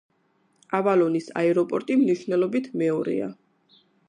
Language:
Georgian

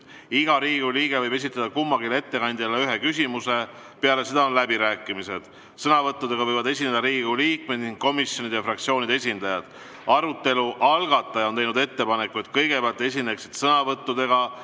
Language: Estonian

